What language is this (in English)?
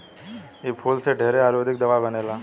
Bhojpuri